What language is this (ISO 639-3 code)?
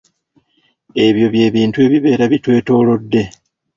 lug